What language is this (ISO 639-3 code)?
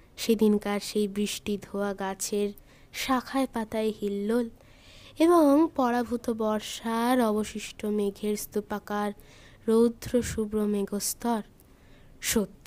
ben